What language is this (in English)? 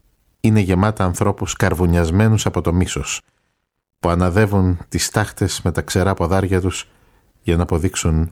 Greek